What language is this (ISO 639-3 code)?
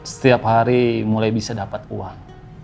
ind